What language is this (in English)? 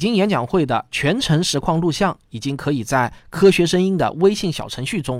Chinese